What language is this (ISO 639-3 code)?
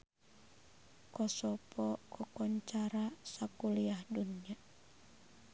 sun